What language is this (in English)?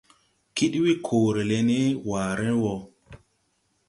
Tupuri